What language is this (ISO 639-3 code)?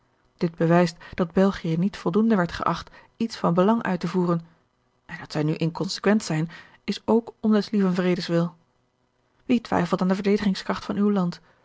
nld